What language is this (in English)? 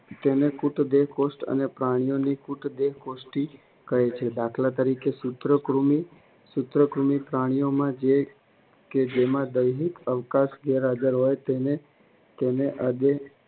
Gujarati